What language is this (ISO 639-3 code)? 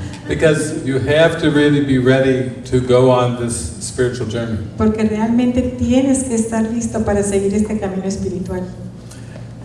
eng